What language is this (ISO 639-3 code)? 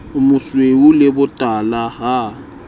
sot